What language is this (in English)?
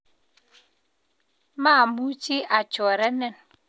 Kalenjin